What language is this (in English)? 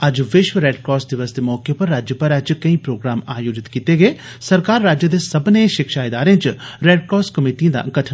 Dogri